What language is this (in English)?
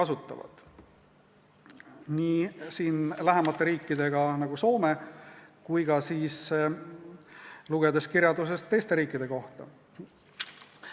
Estonian